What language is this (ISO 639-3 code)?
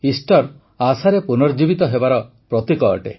ori